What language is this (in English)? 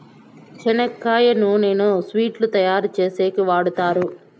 Telugu